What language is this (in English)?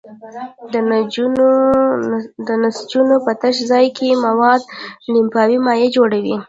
Pashto